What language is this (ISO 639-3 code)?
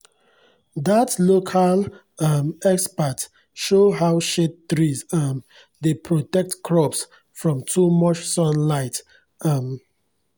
pcm